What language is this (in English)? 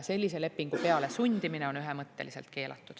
Estonian